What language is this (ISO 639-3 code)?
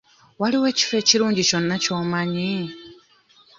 lug